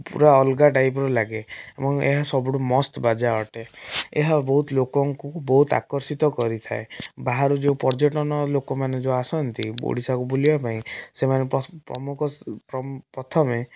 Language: Odia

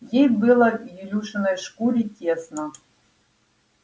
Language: Russian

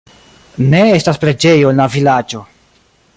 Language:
Esperanto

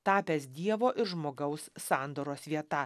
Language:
Lithuanian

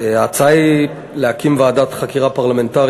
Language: Hebrew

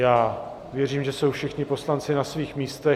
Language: Czech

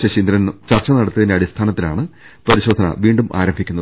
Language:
Malayalam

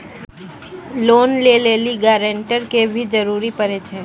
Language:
Maithili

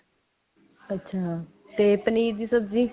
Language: Punjabi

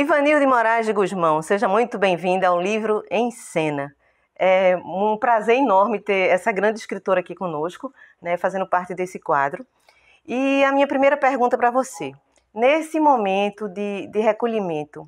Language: Portuguese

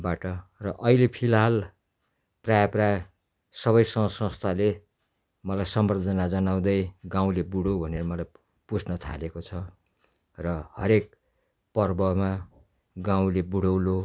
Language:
Nepali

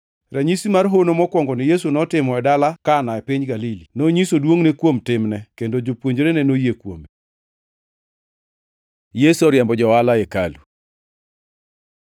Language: Luo (Kenya and Tanzania)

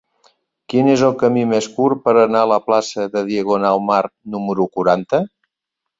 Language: Catalan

